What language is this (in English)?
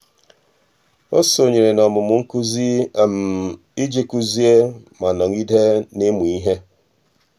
Igbo